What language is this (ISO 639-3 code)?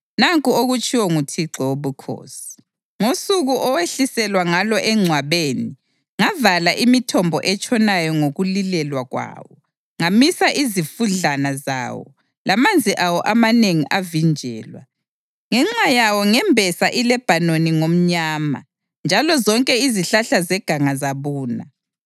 nde